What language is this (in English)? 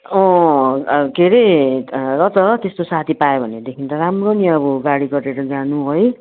Nepali